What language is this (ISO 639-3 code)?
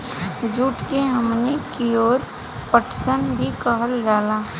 bho